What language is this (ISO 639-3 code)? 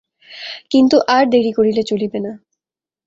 ben